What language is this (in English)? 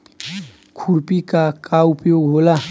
Bhojpuri